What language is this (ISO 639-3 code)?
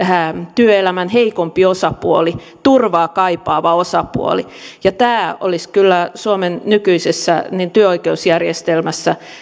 fin